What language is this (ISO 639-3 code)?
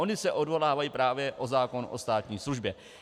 ces